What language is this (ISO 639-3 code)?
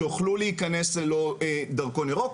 heb